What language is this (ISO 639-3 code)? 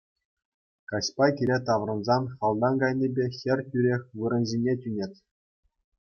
chv